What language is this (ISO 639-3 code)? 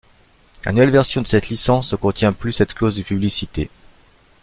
fra